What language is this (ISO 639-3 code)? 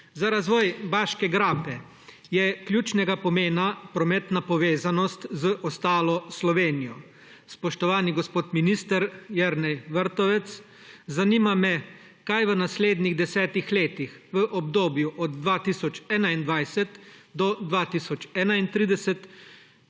slv